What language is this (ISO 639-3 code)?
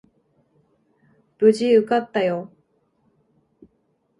jpn